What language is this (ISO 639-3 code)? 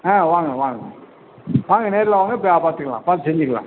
tam